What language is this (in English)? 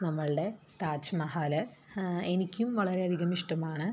Malayalam